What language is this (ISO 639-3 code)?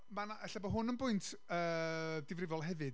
cym